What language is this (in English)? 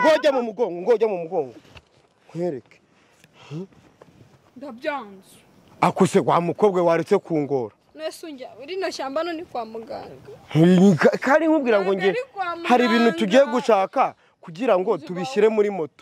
French